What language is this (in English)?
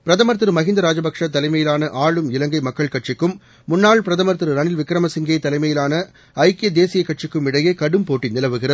Tamil